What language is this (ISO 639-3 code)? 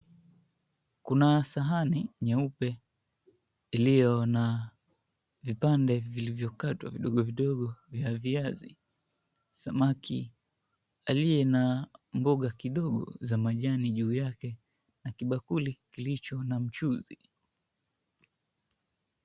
swa